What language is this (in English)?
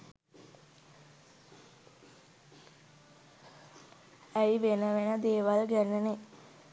Sinhala